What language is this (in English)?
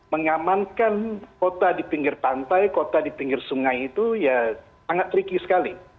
Indonesian